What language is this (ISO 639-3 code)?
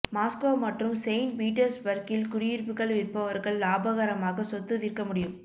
tam